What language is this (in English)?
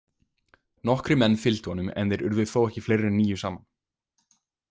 Icelandic